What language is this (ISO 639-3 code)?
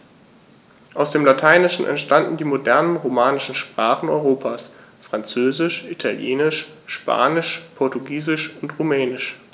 deu